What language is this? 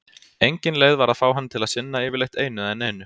Icelandic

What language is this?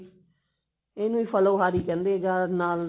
Punjabi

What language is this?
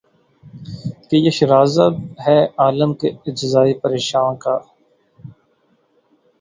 Urdu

